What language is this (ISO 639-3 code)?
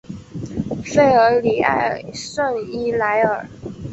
zho